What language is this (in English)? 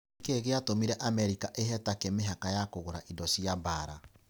Kikuyu